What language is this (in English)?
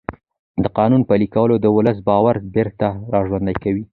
Pashto